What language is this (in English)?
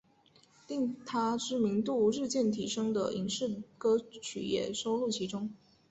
Chinese